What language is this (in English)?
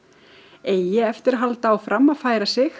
Icelandic